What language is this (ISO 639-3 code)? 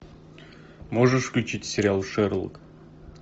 rus